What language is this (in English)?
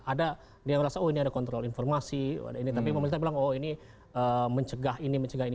Indonesian